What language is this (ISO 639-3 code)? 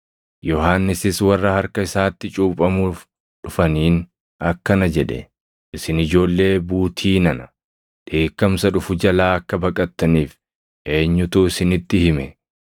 orm